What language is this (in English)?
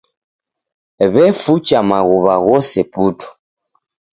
Taita